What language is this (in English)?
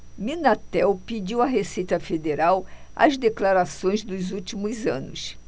Portuguese